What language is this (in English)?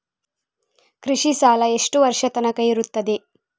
Kannada